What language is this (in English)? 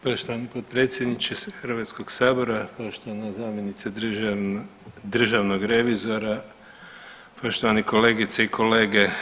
Croatian